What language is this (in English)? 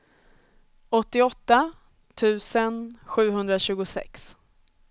Swedish